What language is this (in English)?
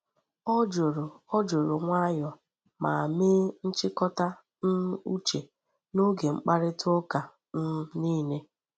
Igbo